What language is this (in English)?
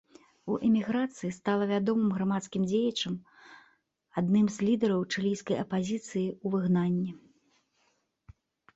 Belarusian